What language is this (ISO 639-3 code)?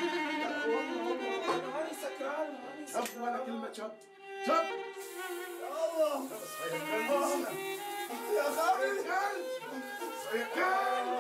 ara